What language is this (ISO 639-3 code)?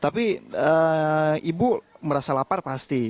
ind